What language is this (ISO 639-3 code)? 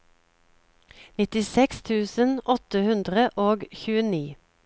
nor